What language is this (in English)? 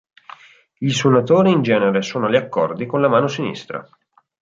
Italian